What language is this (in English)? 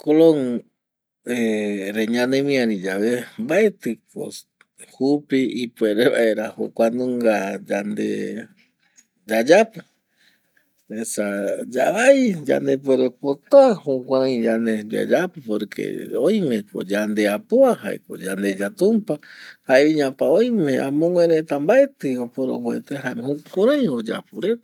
Eastern Bolivian Guaraní